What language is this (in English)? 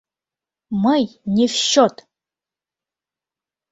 Mari